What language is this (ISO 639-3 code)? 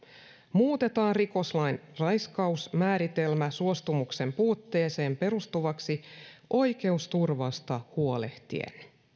fin